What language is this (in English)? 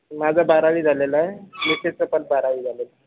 Marathi